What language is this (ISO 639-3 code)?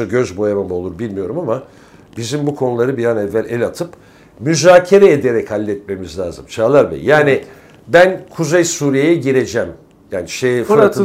tur